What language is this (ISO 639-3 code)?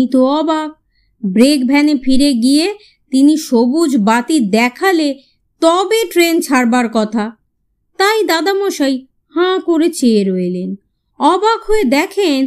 ben